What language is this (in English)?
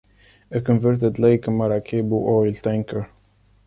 English